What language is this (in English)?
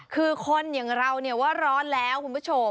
Thai